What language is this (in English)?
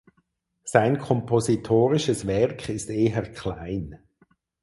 German